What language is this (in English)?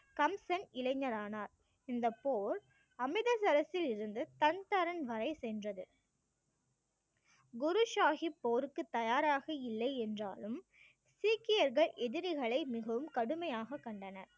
Tamil